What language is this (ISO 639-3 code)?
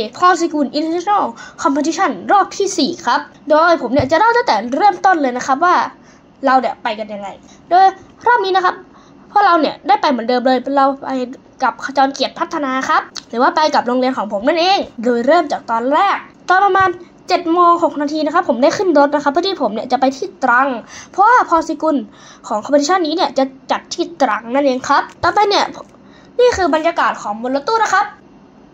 tha